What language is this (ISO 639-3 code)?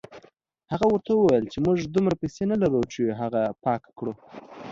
pus